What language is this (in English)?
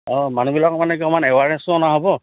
Assamese